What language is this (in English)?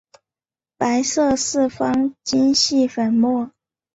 Chinese